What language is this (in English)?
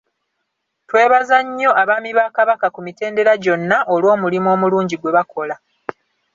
Ganda